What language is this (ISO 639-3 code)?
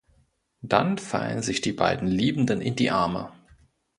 deu